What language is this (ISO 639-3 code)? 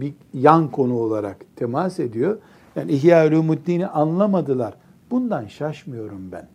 tur